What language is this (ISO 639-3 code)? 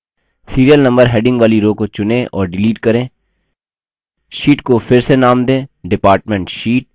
hin